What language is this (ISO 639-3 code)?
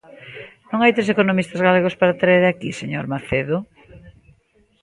glg